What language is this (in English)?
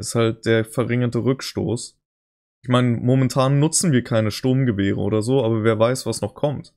German